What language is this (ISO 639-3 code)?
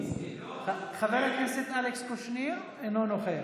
heb